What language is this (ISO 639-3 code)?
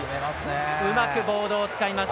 jpn